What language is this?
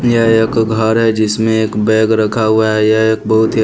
Hindi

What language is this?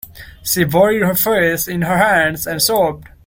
English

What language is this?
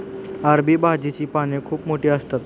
Marathi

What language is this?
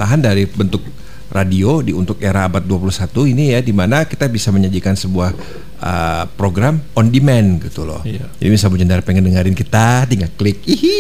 Indonesian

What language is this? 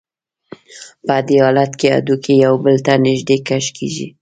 Pashto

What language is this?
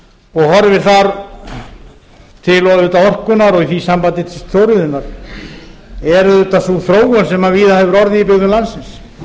Icelandic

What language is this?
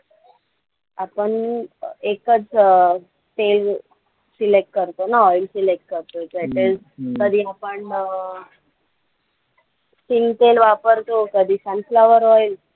Marathi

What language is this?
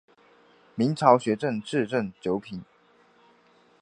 Chinese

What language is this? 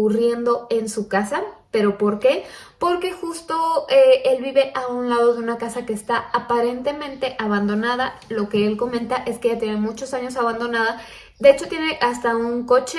Spanish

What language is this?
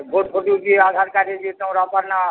Odia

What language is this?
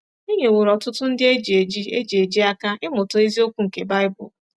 Igbo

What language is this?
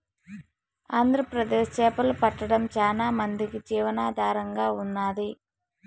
Telugu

